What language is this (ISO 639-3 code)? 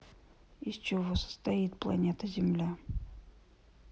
rus